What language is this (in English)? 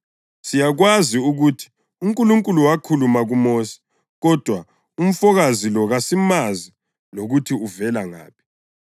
North Ndebele